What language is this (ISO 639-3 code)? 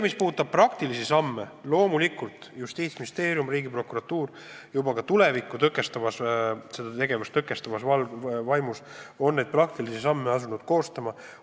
est